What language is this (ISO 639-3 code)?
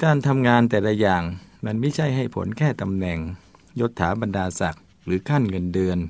tha